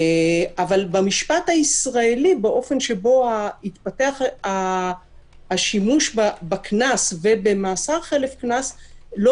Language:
Hebrew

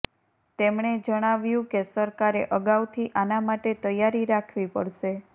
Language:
Gujarati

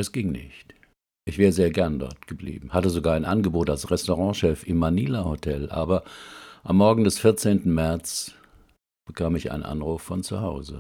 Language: German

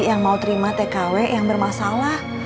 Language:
Indonesian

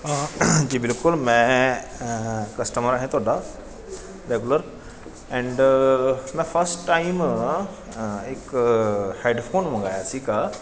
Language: Punjabi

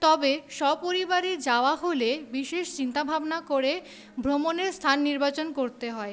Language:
Bangla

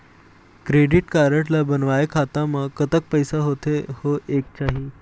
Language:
Chhattisgarhi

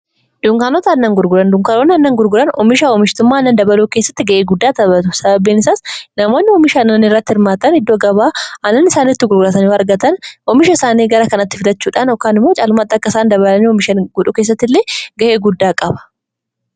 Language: Oromo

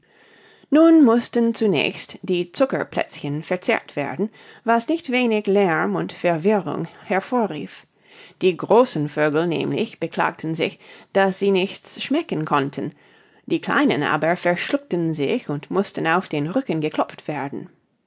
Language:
German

